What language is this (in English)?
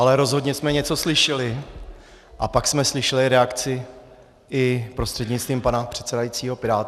Czech